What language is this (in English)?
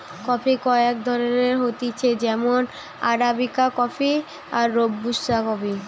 Bangla